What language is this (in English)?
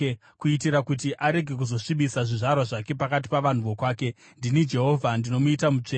Shona